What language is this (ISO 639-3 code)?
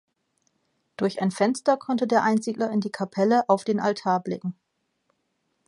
deu